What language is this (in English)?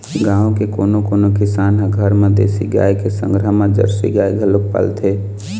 Chhattisgarhi